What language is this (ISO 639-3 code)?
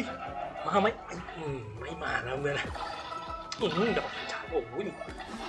tha